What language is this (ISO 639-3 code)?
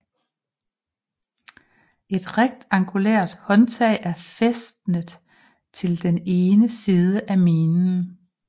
dan